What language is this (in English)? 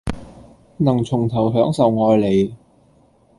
Cantonese